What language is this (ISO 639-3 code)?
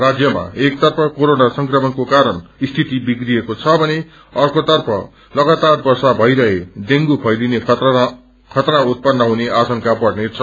nep